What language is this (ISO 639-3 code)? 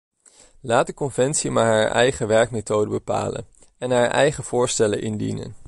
nld